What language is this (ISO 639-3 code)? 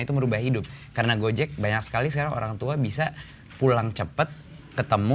ind